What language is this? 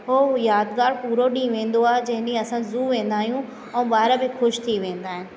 Sindhi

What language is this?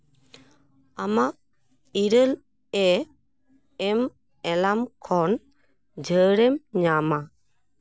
Santali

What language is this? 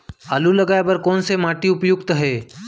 Chhattisgarhi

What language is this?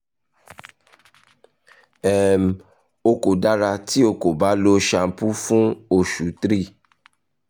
Yoruba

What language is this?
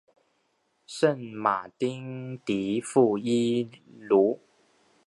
Chinese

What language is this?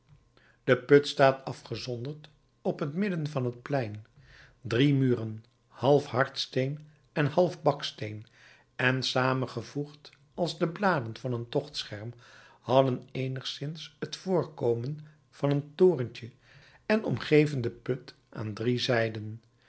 Dutch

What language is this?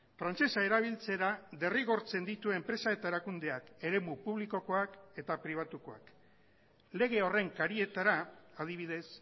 Basque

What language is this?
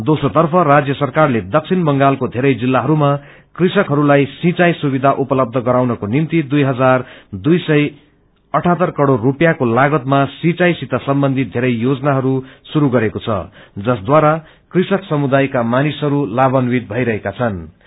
Nepali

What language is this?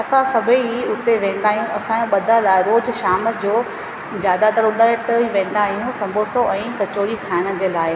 Sindhi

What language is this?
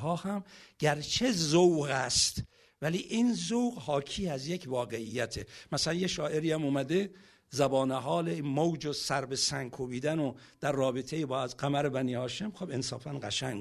Persian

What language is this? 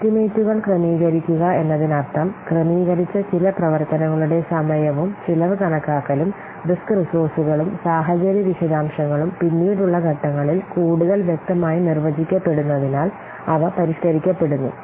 Malayalam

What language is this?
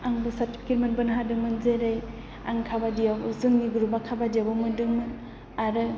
Bodo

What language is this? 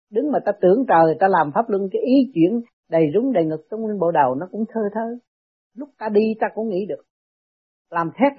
Vietnamese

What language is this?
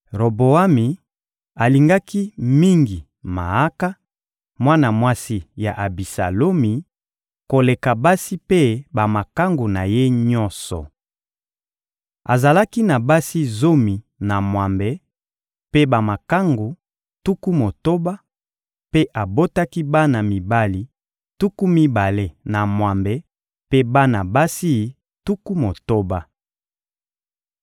Lingala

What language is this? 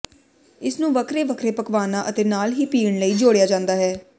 Punjabi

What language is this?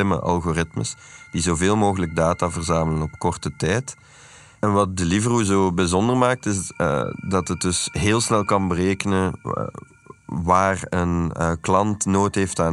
Dutch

